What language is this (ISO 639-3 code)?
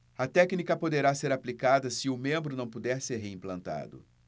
por